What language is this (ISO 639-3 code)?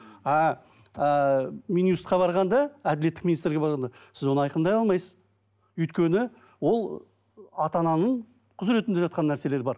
kaz